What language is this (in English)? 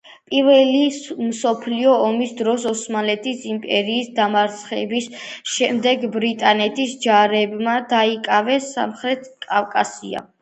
Georgian